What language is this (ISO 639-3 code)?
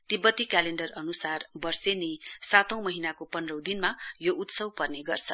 nep